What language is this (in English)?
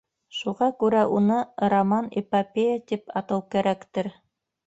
Bashkir